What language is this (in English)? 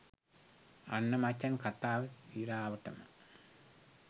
Sinhala